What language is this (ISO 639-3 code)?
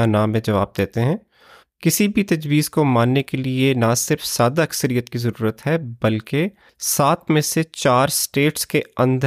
urd